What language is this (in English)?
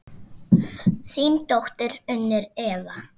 Icelandic